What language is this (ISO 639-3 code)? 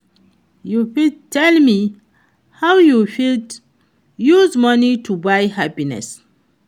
pcm